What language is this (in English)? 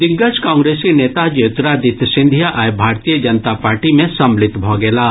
Maithili